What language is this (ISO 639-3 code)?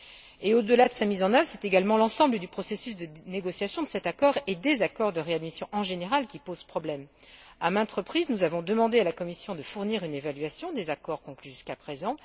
fra